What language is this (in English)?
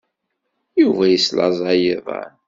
Kabyle